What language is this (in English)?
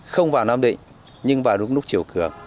Vietnamese